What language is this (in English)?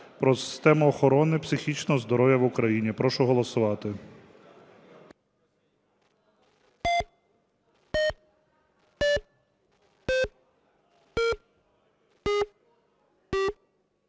Ukrainian